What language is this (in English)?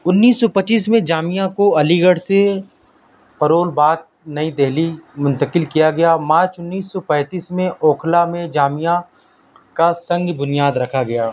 Urdu